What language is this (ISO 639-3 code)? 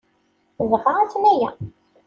kab